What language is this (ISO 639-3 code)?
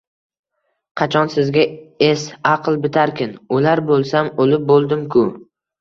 uzb